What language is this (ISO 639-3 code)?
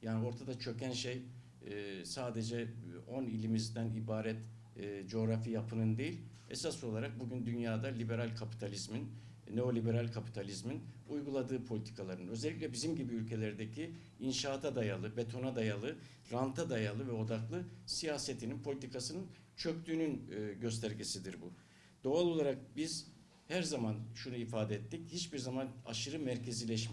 tur